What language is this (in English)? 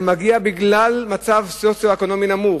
Hebrew